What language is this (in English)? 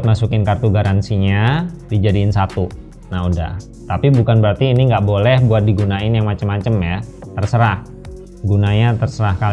Indonesian